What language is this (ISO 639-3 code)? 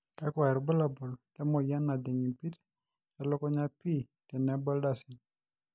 mas